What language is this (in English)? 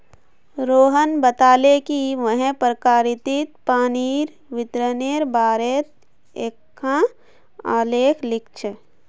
Magahi